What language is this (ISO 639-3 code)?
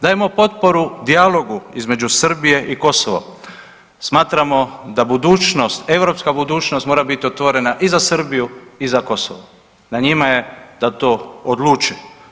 hrv